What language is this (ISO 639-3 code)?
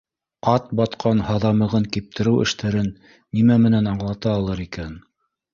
bak